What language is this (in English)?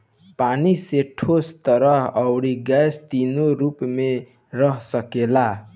Bhojpuri